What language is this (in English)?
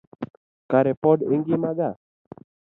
Luo (Kenya and Tanzania)